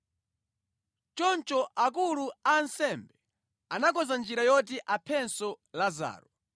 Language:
Nyanja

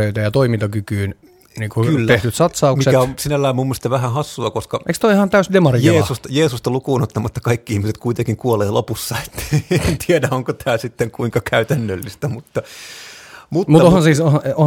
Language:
Finnish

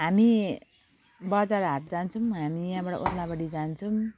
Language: Nepali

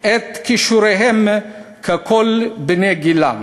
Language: Hebrew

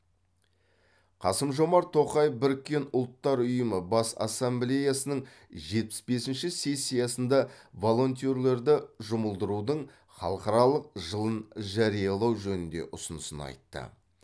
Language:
Kazakh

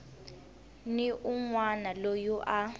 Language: Tsonga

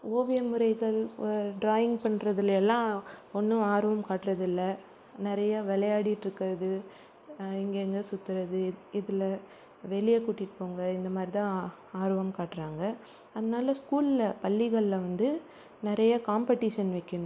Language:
Tamil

